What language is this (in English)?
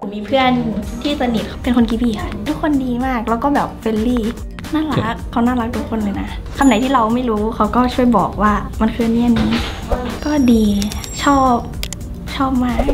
Thai